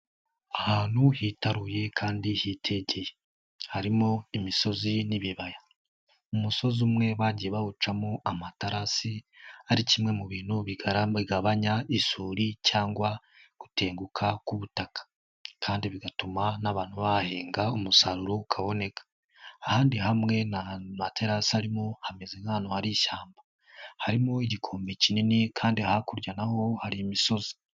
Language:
Kinyarwanda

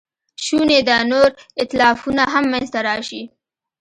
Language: Pashto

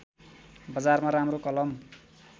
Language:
Nepali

